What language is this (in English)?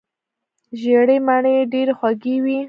Pashto